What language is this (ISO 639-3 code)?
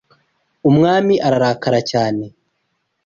kin